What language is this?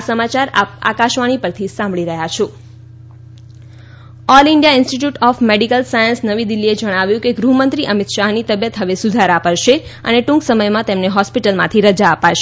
Gujarati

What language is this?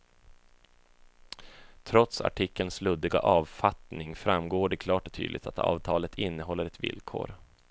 Swedish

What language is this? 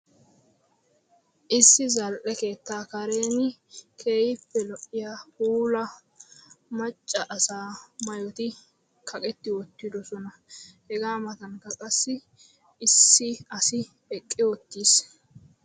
Wolaytta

